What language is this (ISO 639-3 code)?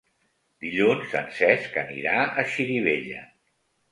cat